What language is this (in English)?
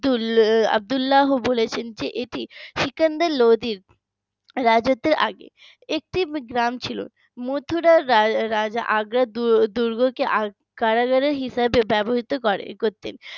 Bangla